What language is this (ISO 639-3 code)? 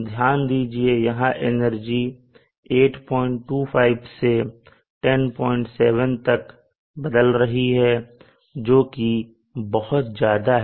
hin